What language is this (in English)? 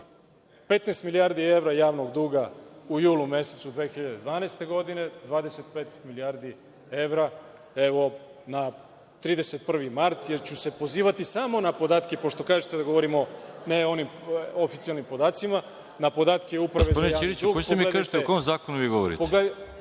Serbian